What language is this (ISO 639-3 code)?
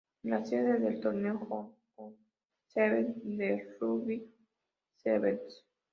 spa